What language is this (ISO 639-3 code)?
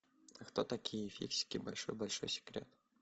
rus